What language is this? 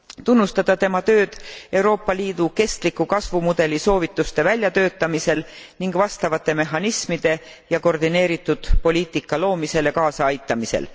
Estonian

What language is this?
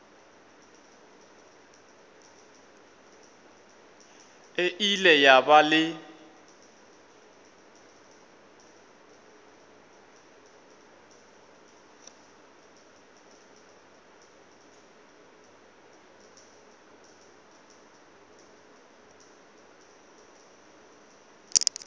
Northern Sotho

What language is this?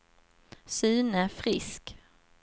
Swedish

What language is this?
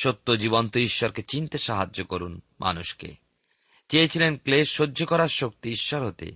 Bangla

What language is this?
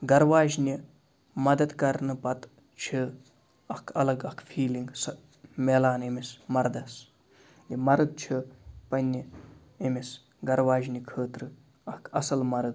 Kashmiri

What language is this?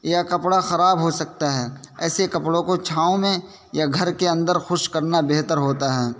Urdu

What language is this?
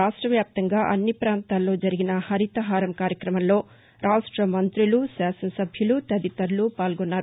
Telugu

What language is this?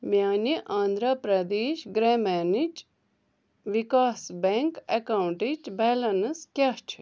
Kashmiri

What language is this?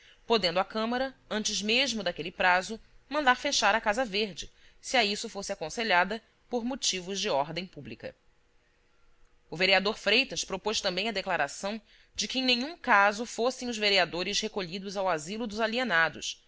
Portuguese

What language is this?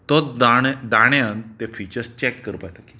Konkani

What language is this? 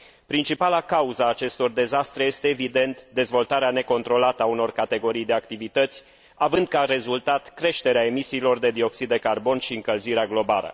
Romanian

